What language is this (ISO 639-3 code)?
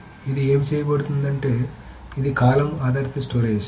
tel